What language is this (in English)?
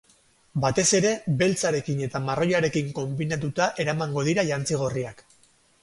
Basque